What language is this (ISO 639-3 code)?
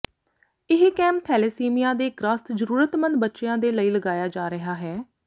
pan